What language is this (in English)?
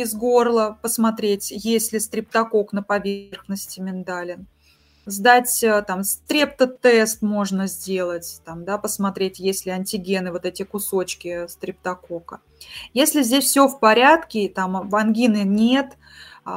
Russian